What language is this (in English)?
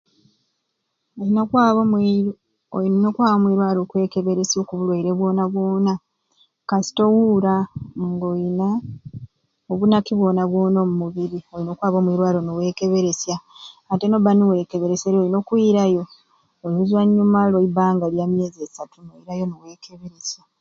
Ruuli